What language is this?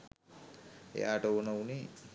Sinhala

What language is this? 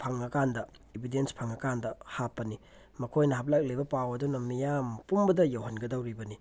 Manipuri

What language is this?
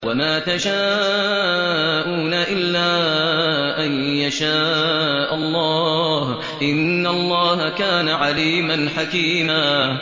Arabic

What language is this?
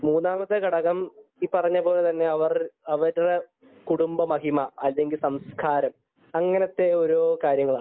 Malayalam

